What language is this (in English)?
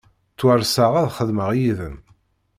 Kabyle